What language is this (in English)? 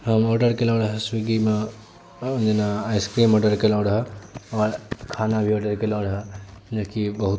Maithili